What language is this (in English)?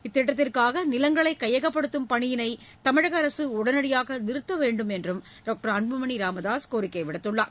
Tamil